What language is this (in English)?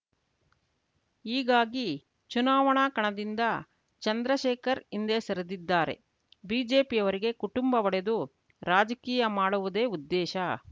Kannada